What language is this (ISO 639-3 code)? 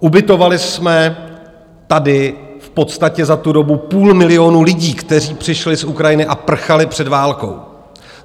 ces